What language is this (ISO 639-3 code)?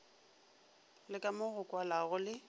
nso